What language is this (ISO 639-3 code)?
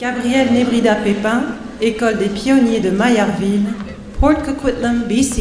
fra